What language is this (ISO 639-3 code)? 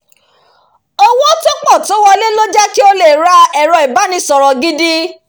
yor